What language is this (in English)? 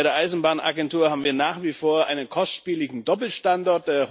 German